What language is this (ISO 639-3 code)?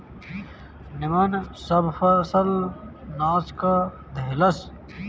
bho